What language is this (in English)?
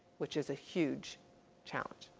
English